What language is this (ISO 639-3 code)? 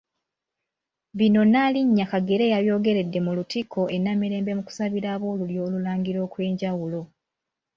lug